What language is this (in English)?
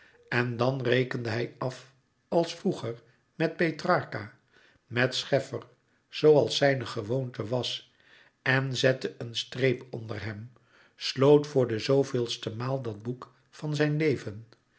Dutch